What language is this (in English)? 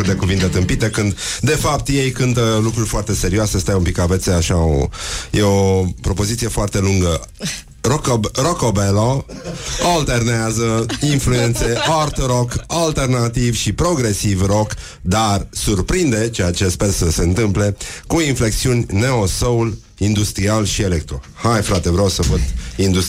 Romanian